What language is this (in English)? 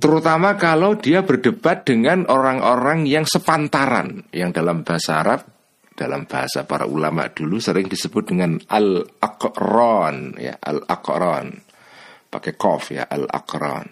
Indonesian